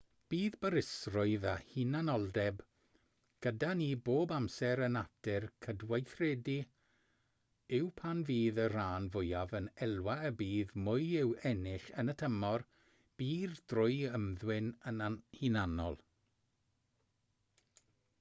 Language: Welsh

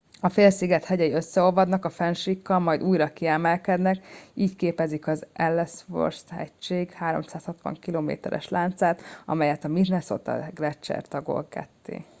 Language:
Hungarian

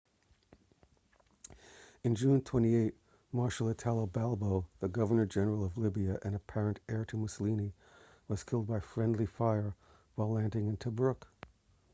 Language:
English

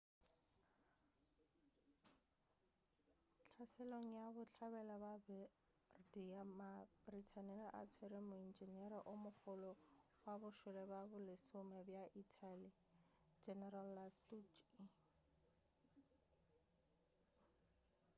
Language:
Northern Sotho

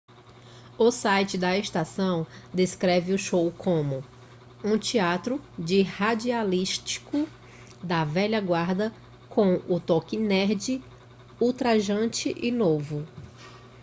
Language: Portuguese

